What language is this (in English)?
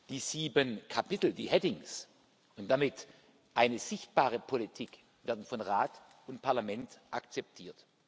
German